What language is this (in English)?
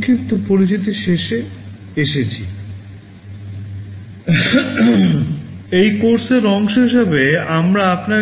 Bangla